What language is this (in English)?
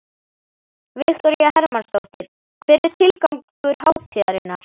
Icelandic